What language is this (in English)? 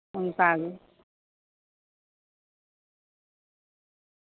Santali